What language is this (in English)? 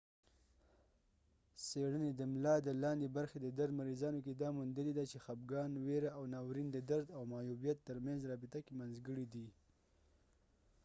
Pashto